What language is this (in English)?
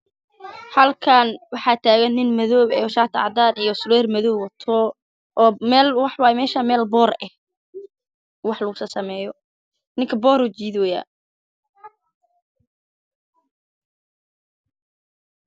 Somali